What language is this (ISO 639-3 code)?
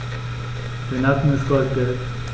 deu